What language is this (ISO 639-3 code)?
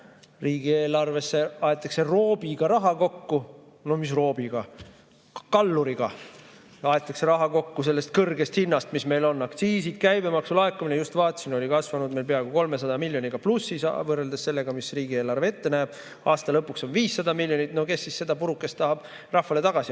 est